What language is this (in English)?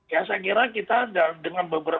Indonesian